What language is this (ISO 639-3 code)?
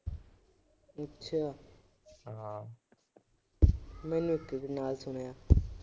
pan